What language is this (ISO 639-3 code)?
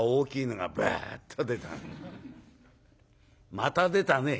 jpn